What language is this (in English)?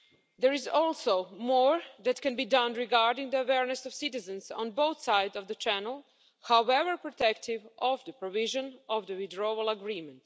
English